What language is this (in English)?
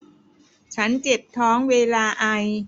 Thai